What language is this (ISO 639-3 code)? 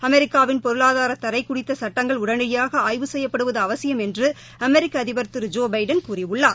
tam